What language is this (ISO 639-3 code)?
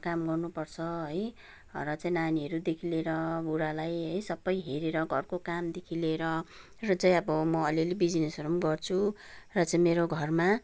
nep